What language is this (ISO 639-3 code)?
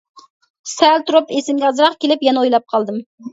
uig